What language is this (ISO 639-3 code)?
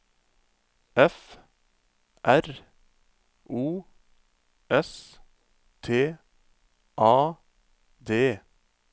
nor